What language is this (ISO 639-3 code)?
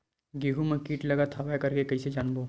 hne